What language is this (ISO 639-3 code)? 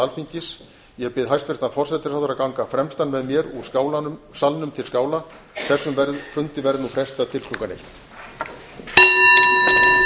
isl